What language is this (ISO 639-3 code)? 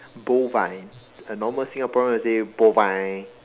eng